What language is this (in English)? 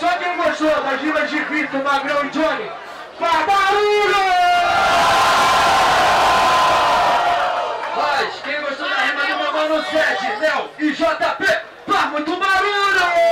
Portuguese